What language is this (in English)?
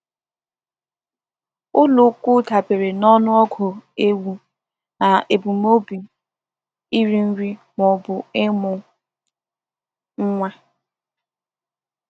Igbo